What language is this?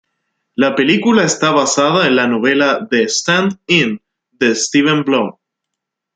Spanish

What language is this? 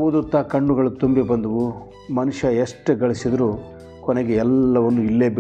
Kannada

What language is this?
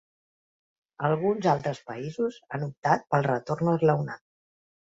Catalan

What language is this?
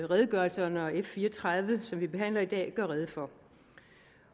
Danish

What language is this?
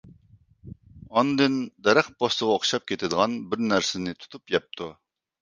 Uyghur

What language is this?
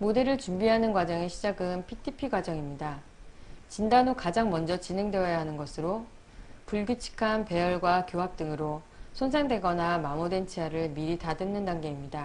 Korean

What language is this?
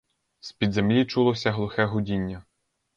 Ukrainian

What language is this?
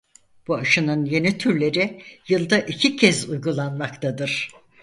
Turkish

